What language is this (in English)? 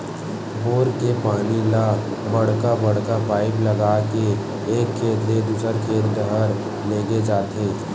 Chhattisgarhi